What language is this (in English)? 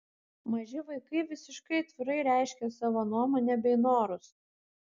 Lithuanian